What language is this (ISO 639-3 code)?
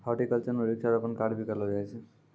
mai